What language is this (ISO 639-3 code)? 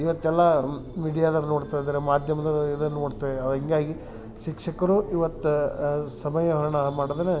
kan